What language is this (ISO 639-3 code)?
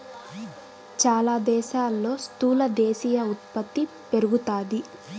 tel